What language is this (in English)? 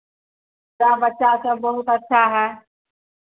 Hindi